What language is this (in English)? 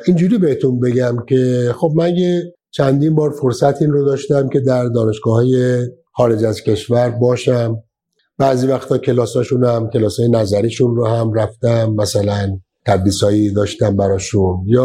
Persian